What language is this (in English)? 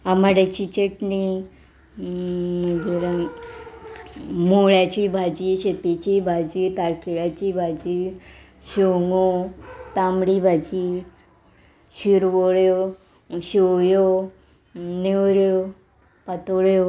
Konkani